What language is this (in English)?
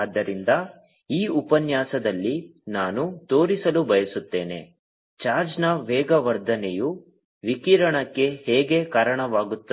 Kannada